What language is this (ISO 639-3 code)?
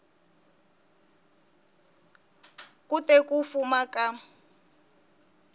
tso